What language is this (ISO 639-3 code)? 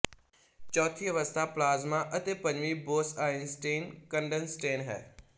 pan